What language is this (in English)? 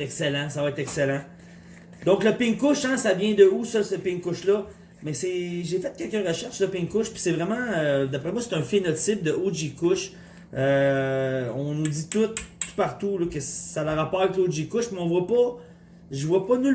French